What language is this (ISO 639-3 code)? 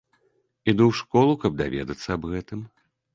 bel